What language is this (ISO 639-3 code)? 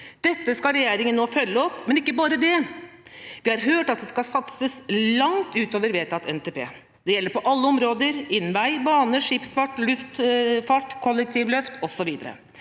nor